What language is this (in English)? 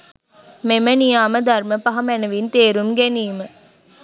Sinhala